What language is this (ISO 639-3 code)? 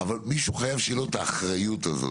heb